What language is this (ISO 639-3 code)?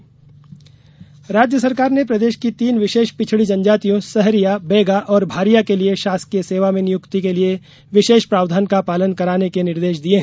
hin